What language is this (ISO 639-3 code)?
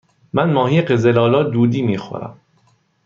fas